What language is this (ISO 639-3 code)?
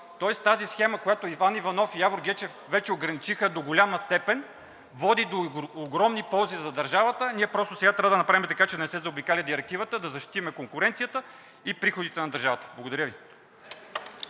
bul